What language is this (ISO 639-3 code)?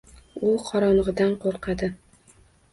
uzb